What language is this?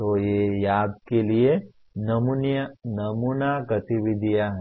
Hindi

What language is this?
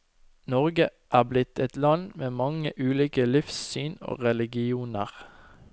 Norwegian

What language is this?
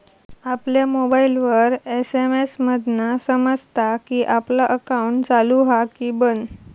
Marathi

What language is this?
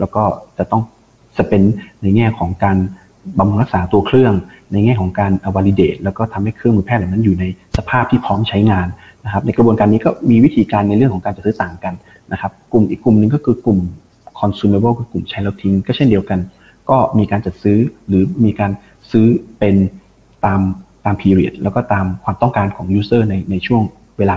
Thai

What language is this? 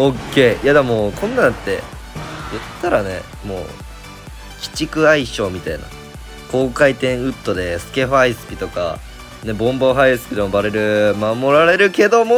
Japanese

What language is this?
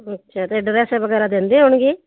Punjabi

